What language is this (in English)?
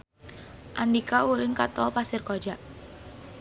Sundanese